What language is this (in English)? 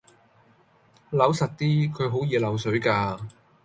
Cantonese